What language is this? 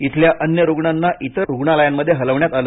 Marathi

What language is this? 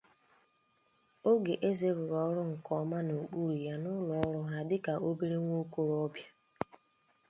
Igbo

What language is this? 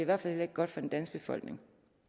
Danish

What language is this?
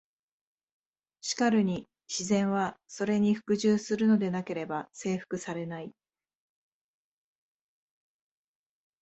Japanese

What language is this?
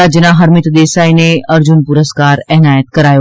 Gujarati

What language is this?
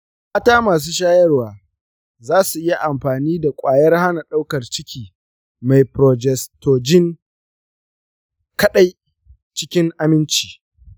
Hausa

